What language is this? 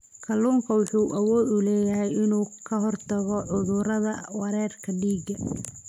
Somali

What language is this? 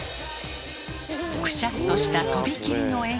Japanese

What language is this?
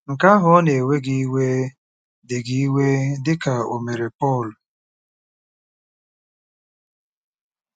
Igbo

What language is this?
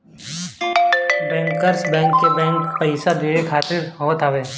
Bhojpuri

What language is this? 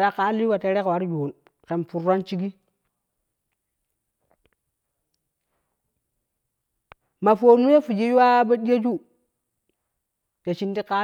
Kushi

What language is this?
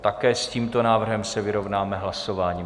Czech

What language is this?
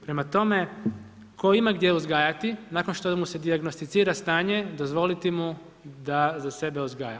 Croatian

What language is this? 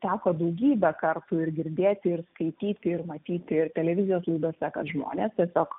Lithuanian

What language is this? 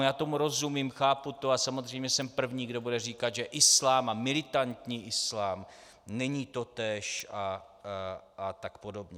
Czech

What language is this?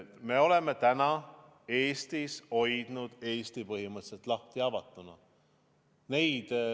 Estonian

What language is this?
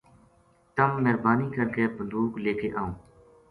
Gujari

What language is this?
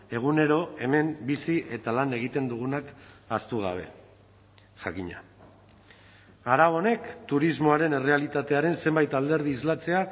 Basque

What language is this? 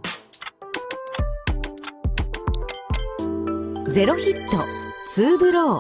Japanese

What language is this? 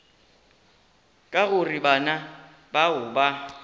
Northern Sotho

